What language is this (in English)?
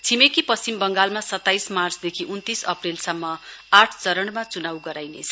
Nepali